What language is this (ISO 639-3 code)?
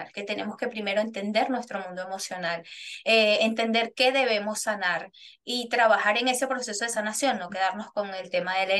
spa